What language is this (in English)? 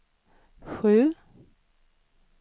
Swedish